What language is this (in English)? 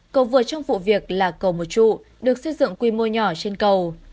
Vietnamese